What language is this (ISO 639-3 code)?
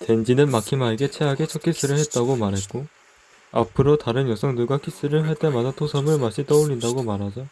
kor